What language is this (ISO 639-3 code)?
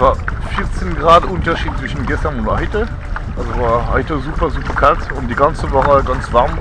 deu